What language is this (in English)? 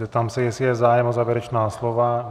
Czech